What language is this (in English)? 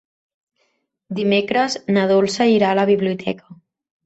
Catalan